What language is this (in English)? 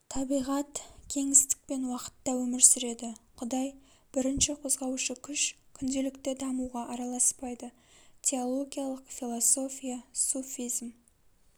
Kazakh